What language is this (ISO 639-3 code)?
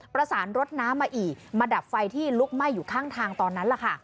tha